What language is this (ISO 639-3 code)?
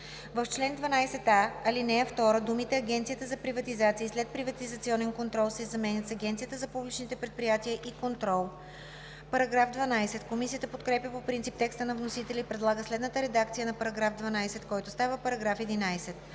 bul